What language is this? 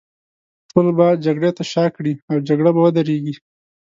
Pashto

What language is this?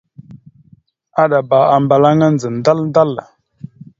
Mada (Cameroon)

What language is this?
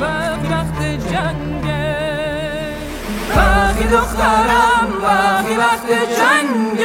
Persian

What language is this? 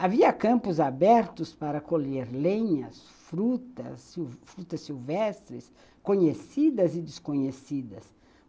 Portuguese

